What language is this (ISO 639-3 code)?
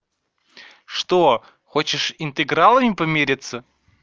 rus